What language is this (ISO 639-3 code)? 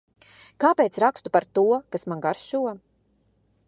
lav